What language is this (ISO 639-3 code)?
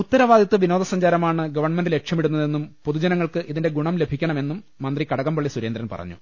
mal